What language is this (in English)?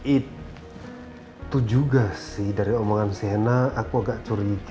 Indonesian